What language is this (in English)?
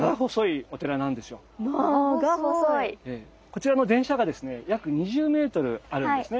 Japanese